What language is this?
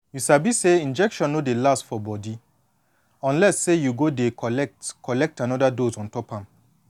Nigerian Pidgin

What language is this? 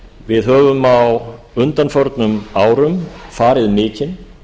Icelandic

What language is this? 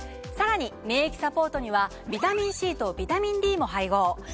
Japanese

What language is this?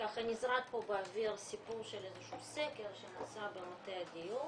Hebrew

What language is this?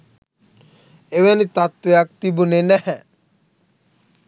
Sinhala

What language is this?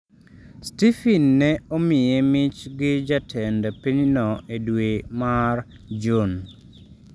Luo (Kenya and Tanzania)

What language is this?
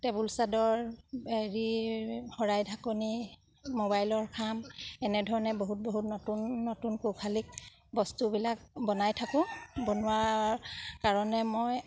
Assamese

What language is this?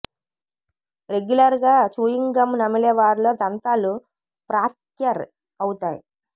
Telugu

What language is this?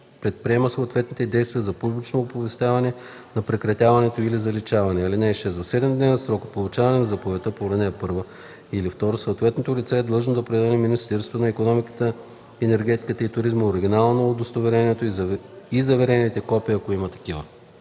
Bulgarian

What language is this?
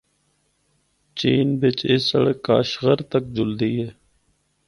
Northern Hindko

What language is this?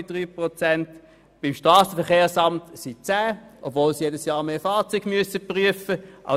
Swiss German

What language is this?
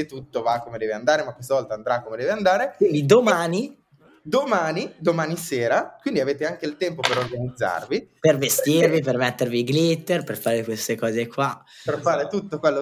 Italian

